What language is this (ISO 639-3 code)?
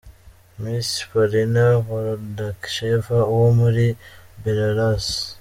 kin